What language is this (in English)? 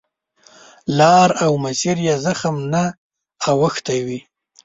Pashto